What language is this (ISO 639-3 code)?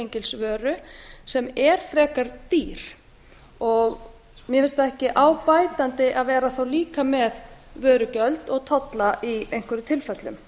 isl